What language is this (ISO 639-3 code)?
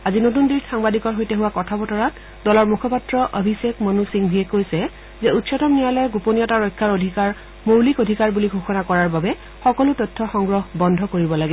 asm